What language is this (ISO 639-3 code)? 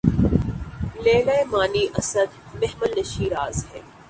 urd